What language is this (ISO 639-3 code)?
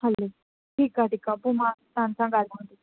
snd